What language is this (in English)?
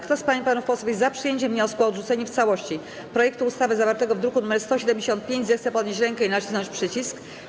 Polish